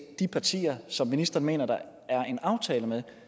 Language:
Danish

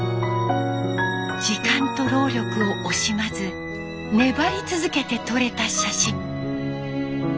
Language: Japanese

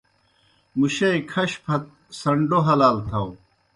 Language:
Kohistani Shina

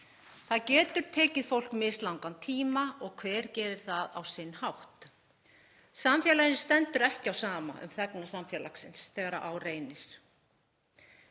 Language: Icelandic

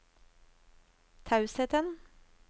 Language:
Norwegian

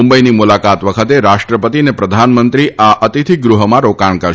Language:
Gujarati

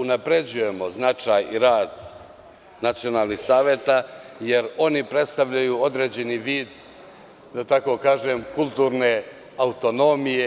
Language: Serbian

